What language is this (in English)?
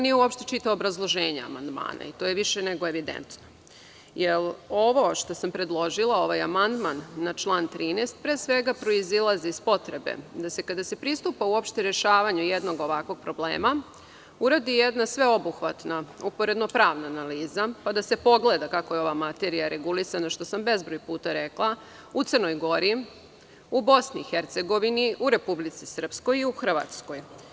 Serbian